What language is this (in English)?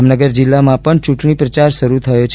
Gujarati